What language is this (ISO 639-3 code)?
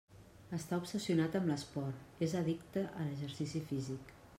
cat